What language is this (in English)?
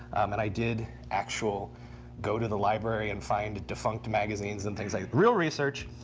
English